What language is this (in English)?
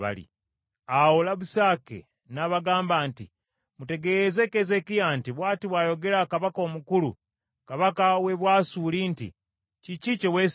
Ganda